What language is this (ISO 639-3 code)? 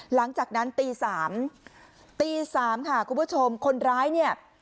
tha